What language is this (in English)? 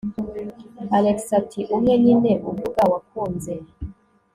Kinyarwanda